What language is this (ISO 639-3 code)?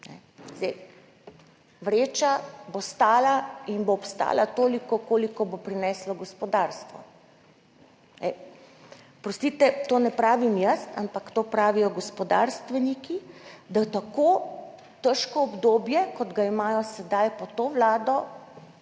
slv